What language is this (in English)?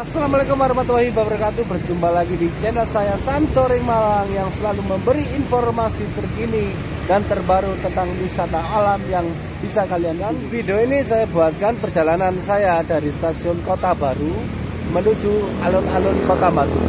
Indonesian